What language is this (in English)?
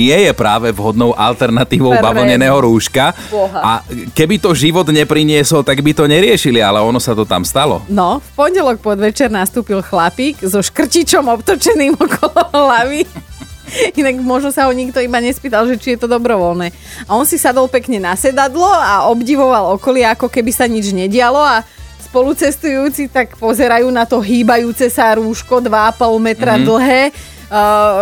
Slovak